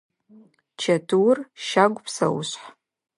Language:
Adyghe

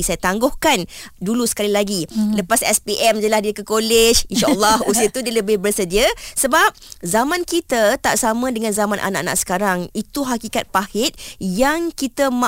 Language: Malay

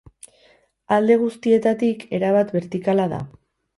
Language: Basque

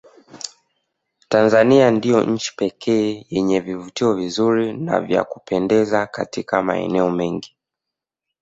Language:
Swahili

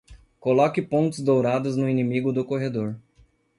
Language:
Portuguese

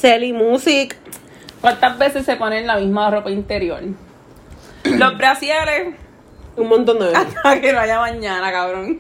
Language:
Spanish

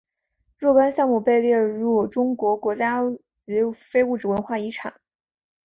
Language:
Chinese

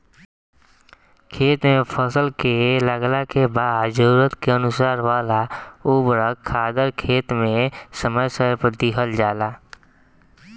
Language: Bhojpuri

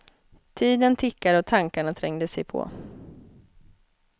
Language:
Swedish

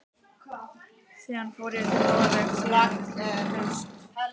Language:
Icelandic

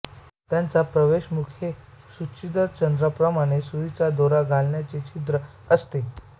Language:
Marathi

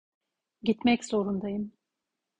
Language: Turkish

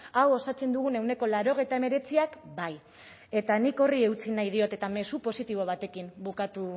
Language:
Basque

